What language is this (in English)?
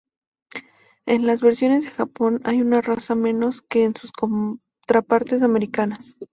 Spanish